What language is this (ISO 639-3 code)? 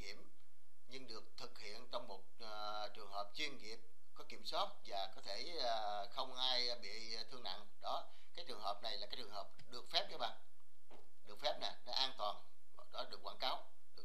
vie